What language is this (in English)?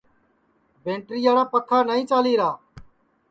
Sansi